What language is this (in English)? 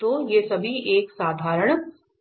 Hindi